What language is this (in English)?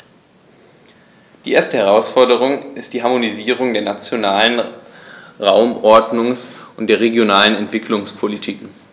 German